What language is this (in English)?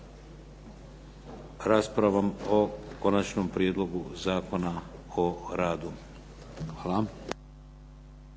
Croatian